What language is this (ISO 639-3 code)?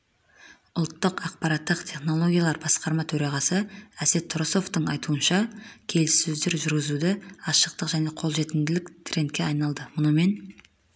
kaz